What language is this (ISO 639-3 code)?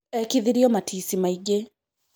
kik